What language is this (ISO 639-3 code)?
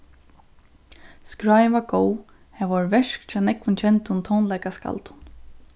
fao